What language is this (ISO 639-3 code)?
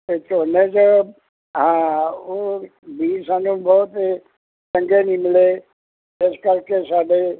pan